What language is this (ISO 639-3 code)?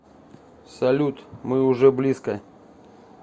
rus